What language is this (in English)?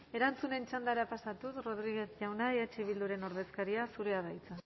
Basque